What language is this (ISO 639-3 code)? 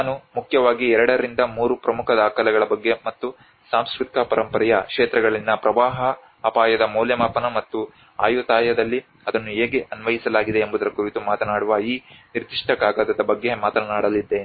kan